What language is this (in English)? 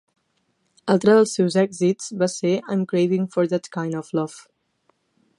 Catalan